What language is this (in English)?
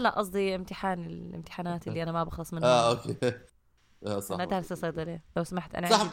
Arabic